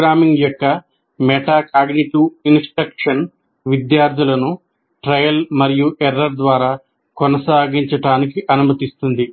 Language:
Telugu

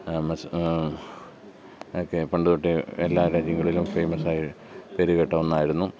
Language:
Malayalam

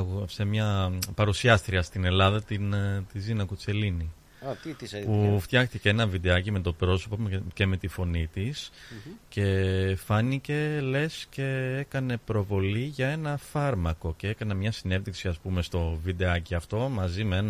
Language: Greek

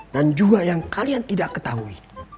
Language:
Indonesian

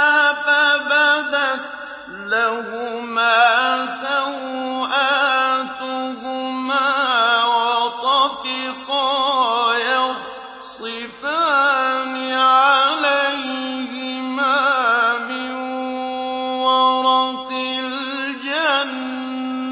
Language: Arabic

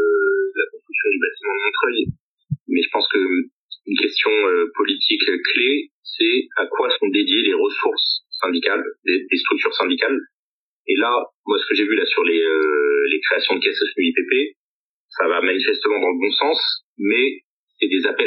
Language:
French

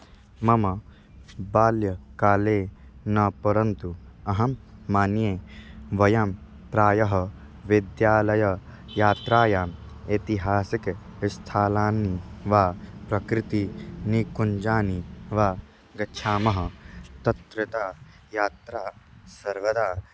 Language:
Sanskrit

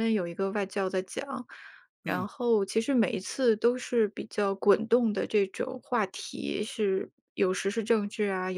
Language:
Chinese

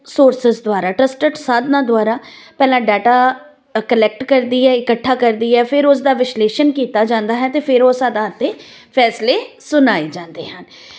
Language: Punjabi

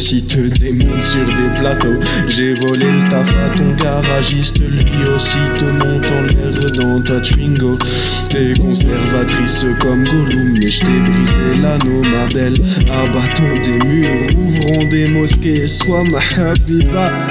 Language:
French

